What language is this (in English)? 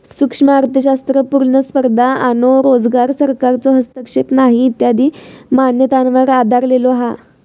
Marathi